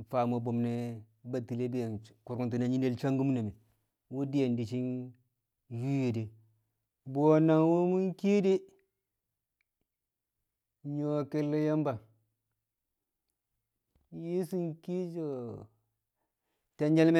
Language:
Kamo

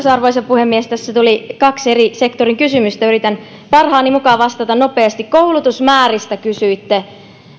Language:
Finnish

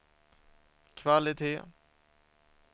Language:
Swedish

